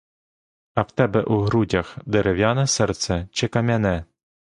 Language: Ukrainian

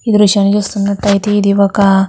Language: Telugu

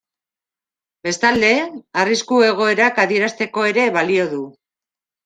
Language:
Basque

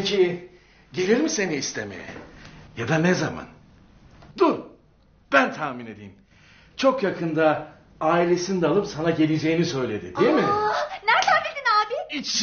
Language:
Turkish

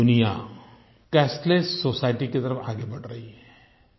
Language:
Hindi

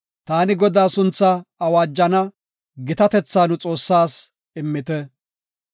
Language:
Gofa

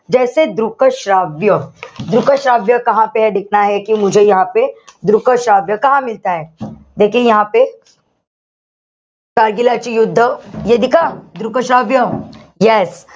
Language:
Marathi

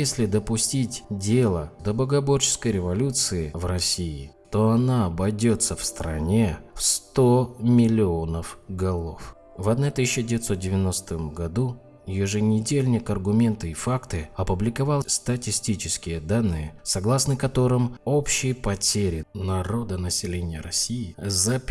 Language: Russian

